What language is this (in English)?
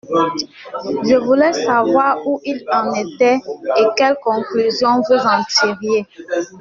French